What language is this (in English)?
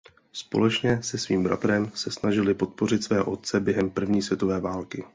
Czech